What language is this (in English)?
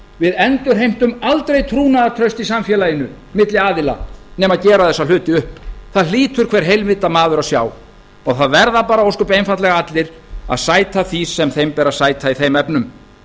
Icelandic